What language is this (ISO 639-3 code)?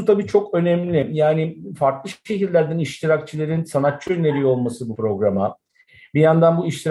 tur